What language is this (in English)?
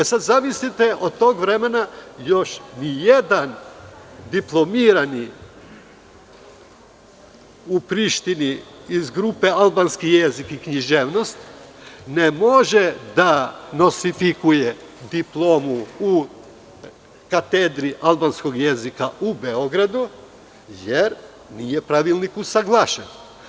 Serbian